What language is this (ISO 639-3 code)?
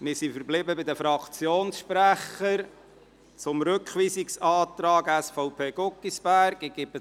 gsw